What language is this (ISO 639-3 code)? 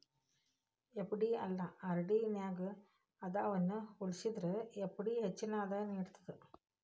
kan